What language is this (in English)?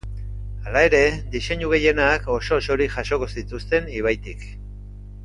Basque